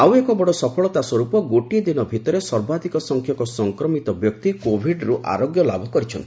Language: Odia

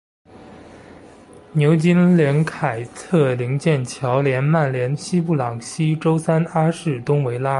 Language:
Chinese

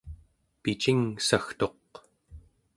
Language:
Central Yupik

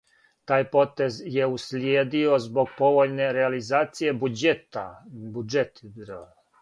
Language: Serbian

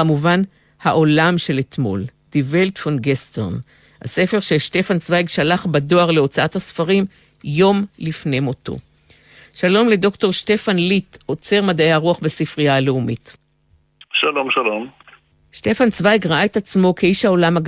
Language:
Hebrew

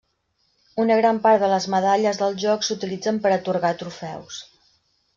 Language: Catalan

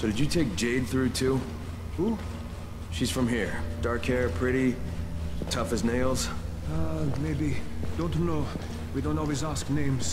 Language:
Czech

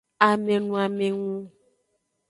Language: Aja (Benin)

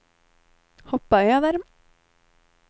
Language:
Swedish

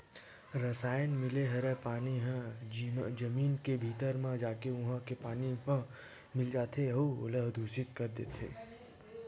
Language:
Chhattisgarhi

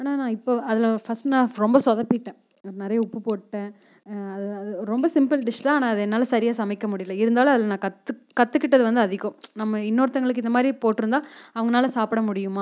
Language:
Tamil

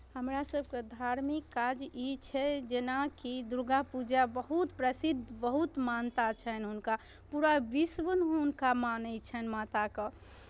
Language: Maithili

